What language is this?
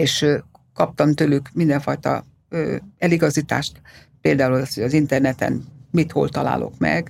Hungarian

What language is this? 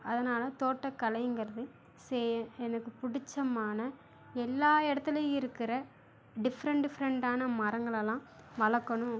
Tamil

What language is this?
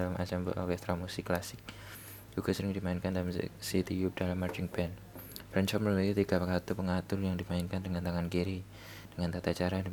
Indonesian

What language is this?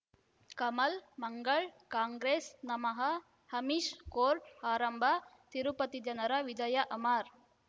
Kannada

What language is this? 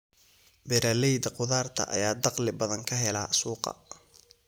Somali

